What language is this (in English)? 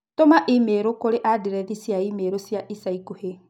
Kikuyu